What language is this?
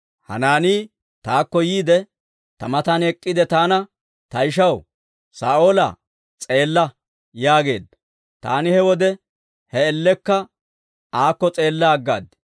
Dawro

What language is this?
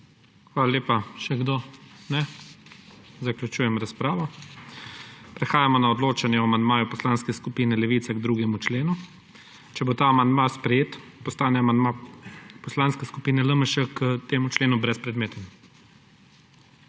Slovenian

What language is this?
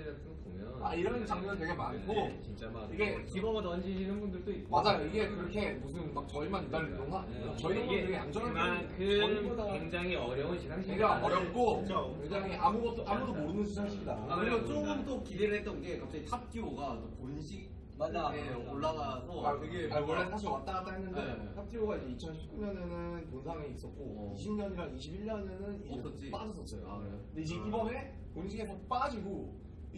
Korean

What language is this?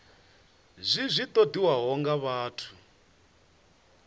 Venda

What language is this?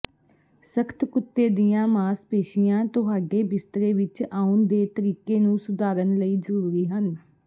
Punjabi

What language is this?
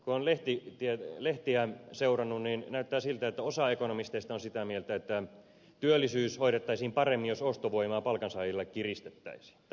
Finnish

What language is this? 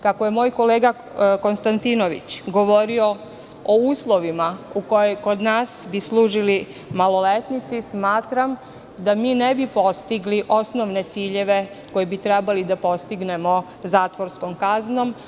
Serbian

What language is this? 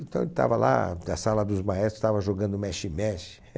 Portuguese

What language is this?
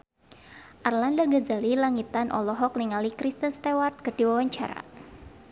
Sundanese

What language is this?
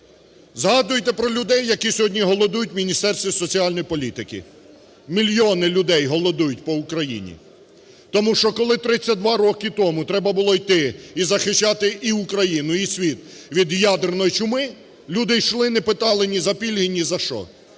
Ukrainian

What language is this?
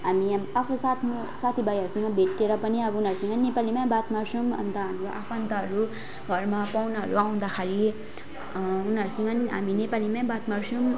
Nepali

